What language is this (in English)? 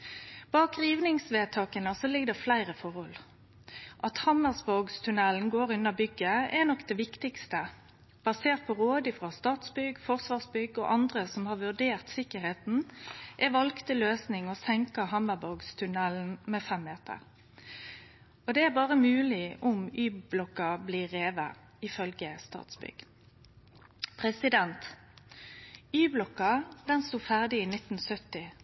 Norwegian Nynorsk